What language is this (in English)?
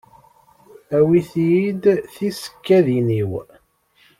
Kabyle